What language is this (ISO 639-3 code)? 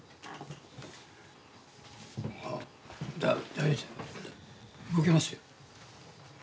jpn